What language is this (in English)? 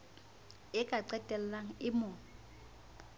Southern Sotho